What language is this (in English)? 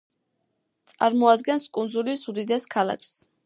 Georgian